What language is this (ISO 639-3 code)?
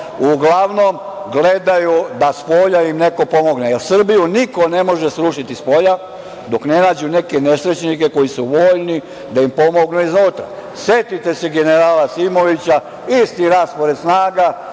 srp